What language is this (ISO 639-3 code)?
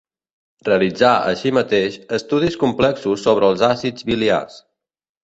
cat